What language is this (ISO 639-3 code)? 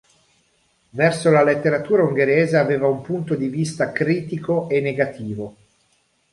ita